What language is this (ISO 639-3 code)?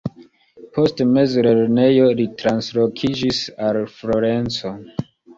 epo